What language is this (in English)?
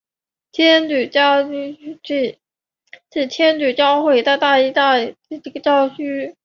Chinese